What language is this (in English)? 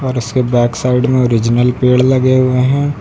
Hindi